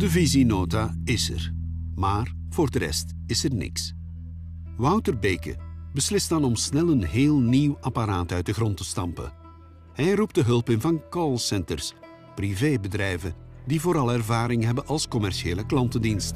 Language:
Dutch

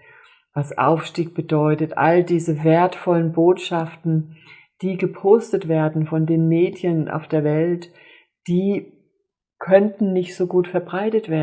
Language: German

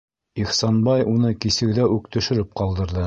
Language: Bashkir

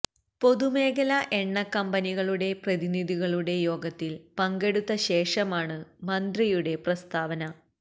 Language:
Malayalam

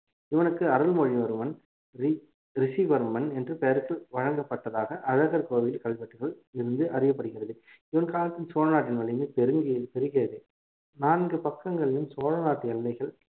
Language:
Tamil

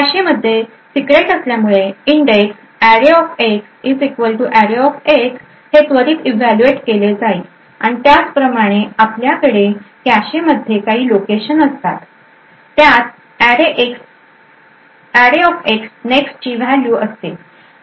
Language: Marathi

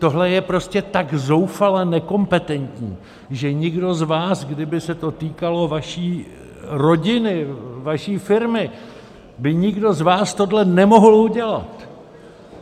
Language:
Czech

